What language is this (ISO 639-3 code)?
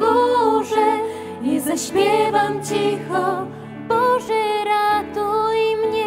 pol